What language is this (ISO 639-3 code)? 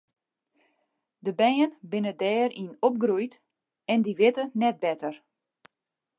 fry